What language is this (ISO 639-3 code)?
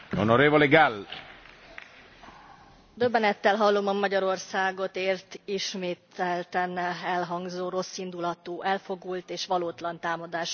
hun